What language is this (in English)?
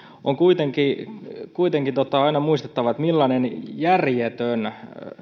Finnish